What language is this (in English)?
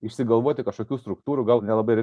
Lithuanian